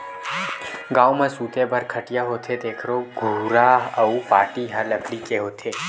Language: Chhattisgarhi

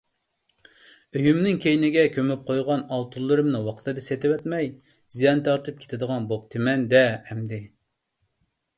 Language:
Uyghur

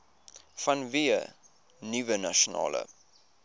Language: Afrikaans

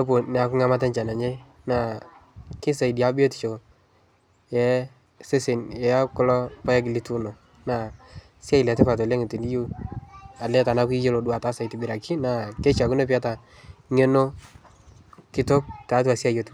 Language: Masai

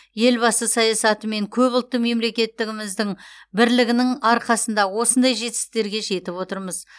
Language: Kazakh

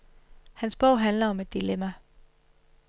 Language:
Danish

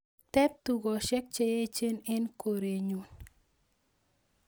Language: Kalenjin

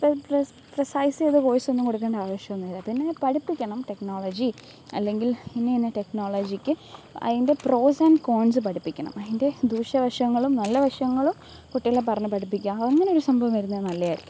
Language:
Malayalam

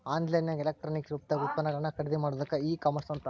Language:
Kannada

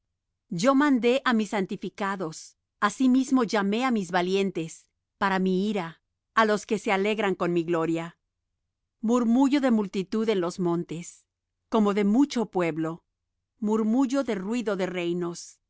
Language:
Spanish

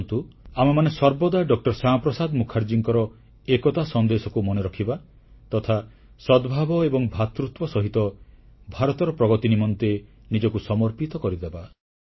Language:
Odia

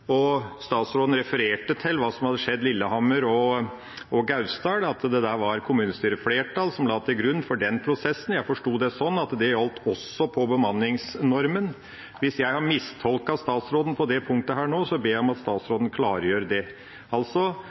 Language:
Norwegian Bokmål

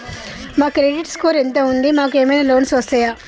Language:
Telugu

